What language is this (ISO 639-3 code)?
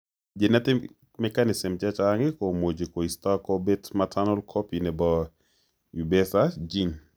kln